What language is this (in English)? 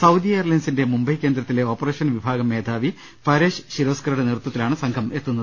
Malayalam